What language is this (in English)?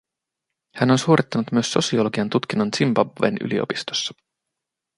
Finnish